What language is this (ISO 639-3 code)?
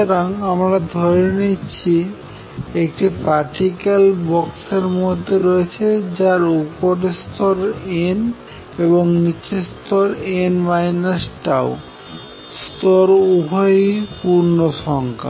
ben